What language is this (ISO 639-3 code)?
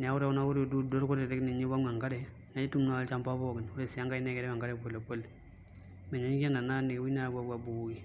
mas